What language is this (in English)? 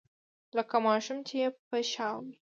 Pashto